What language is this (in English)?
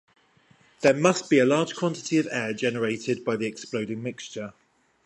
English